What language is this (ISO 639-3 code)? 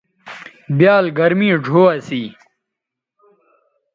btv